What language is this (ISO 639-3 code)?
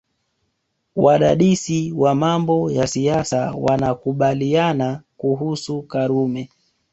swa